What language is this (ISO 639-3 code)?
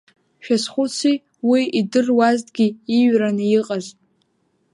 abk